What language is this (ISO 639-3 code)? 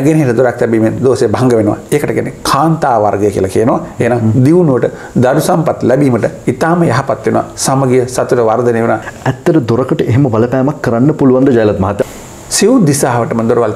ind